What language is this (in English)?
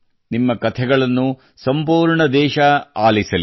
Kannada